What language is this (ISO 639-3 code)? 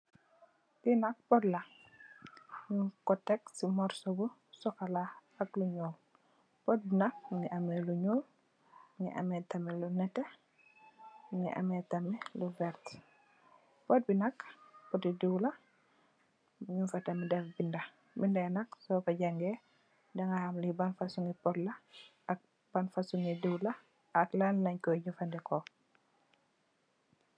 wol